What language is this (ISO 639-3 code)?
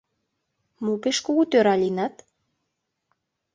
chm